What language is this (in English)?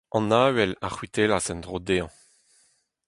Breton